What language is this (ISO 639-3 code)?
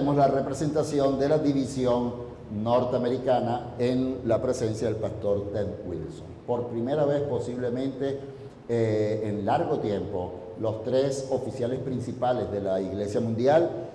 spa